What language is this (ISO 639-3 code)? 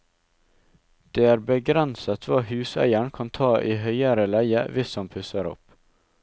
nor